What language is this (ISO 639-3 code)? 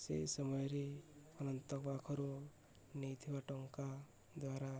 ori